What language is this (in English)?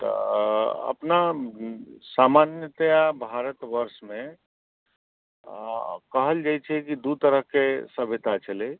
Maithili